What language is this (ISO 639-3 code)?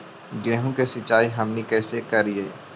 mag